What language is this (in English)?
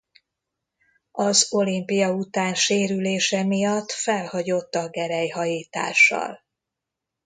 Hungarian